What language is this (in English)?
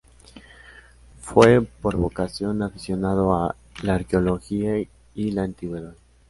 Spanish